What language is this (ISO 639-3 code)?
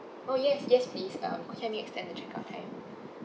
eng